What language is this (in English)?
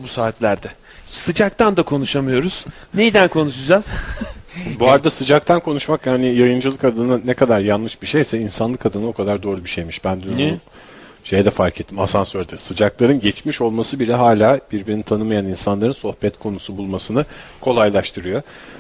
Turkish